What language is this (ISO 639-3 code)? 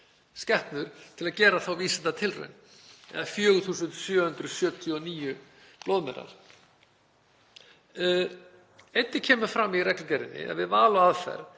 isl